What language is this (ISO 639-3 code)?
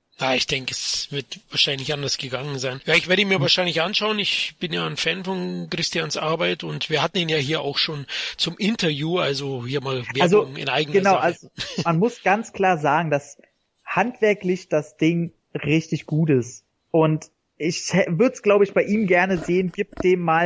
deu